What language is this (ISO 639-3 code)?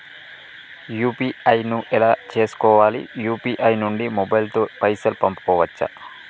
tel